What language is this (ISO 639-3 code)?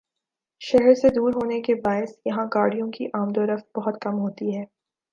urd